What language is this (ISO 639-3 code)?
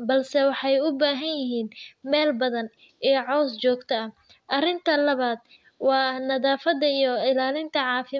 som